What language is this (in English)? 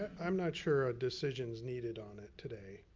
English